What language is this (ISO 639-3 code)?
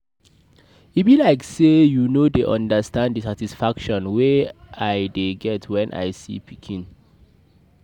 pcm